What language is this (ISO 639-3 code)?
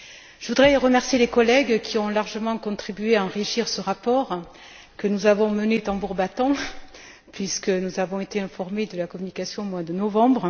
fra